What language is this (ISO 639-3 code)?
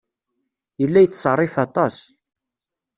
kab